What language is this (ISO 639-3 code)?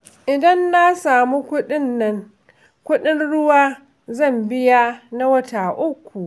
hau